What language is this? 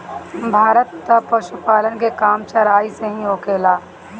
Bhojpuri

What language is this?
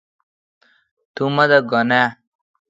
Kalkoti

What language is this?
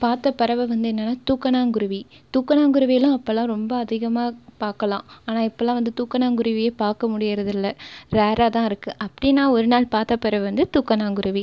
Tamil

